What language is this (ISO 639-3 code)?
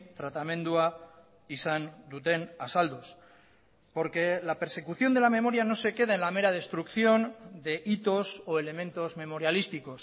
spa